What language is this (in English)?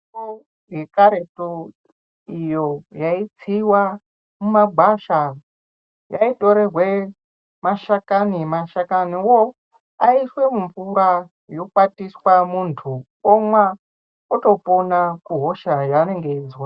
Ndau